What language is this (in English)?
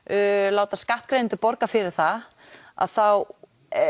Icelandic